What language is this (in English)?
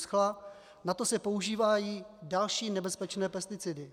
Czech